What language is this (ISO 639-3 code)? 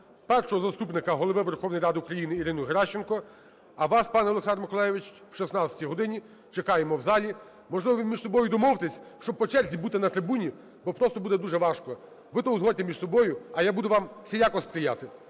ukr